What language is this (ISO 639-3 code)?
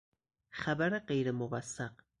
fas